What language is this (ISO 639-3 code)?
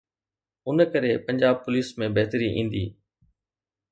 snd